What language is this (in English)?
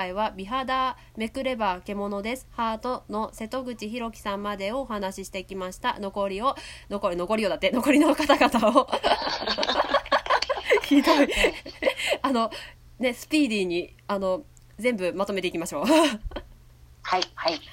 Japanese